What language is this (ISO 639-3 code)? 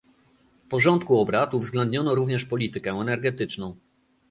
pol